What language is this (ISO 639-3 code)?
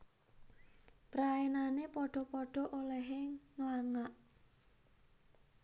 jav